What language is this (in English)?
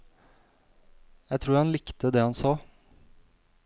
Norwegian